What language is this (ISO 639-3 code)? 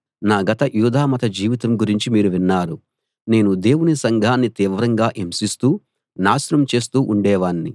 tel